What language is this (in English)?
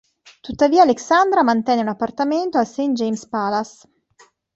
Italian